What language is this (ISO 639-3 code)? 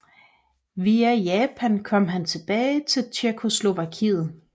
dan